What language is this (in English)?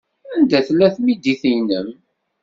Kabyle